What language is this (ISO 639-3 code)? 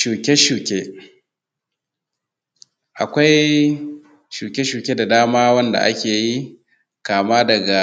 hau